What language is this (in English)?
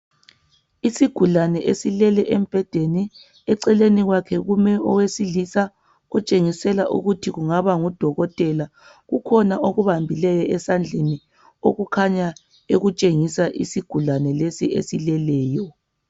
North Ndebele